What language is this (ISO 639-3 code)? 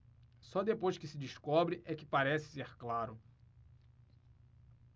por